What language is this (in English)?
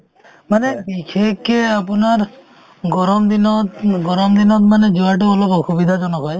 Assamese